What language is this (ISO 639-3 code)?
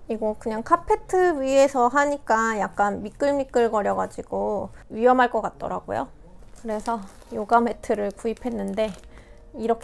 kor